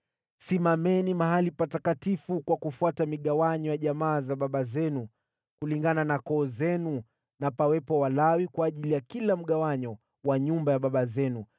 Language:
Swahili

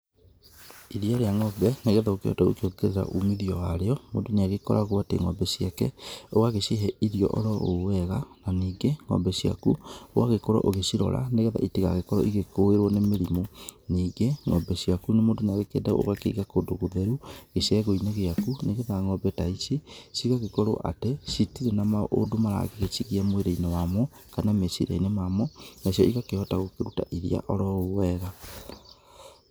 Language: Kikuyu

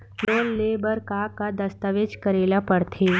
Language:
Chhattisgarhi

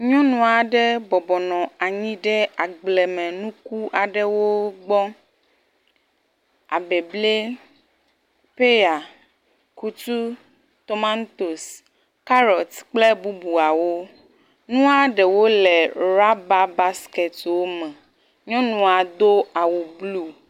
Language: Ewe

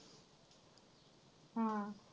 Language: Marathi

